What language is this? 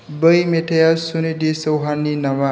Bodo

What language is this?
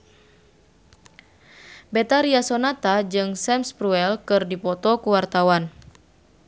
Sundanese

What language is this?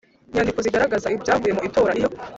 Kinyarwanda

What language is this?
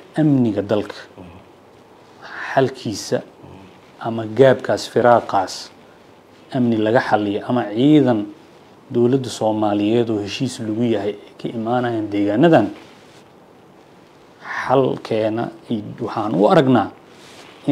Arabic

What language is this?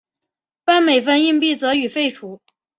Chinese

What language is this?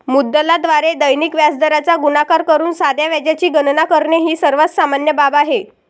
Marathi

